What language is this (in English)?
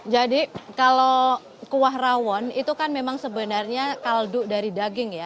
Indonesian